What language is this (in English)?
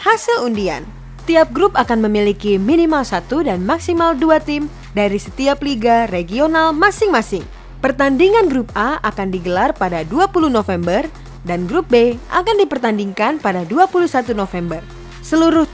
Indonesian